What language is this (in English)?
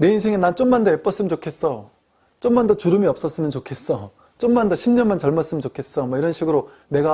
Korean